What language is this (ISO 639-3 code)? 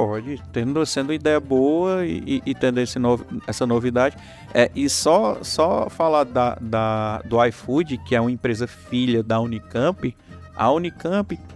por